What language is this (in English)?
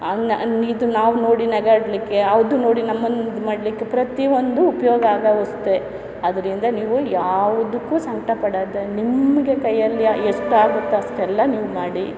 Kannada